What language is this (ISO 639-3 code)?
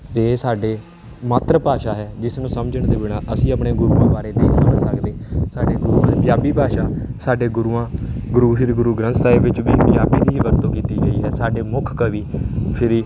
pan